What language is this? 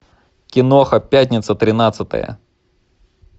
Russian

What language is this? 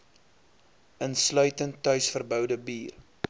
Afrikaans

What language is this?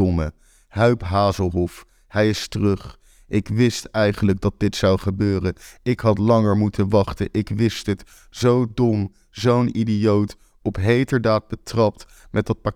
Dutch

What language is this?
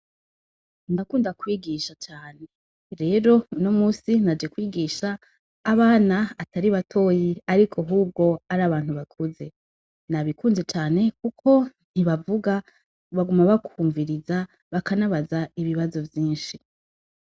Rundi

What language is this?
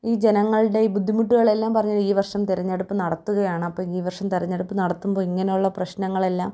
Malayalam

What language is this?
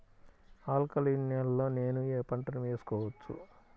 Telugu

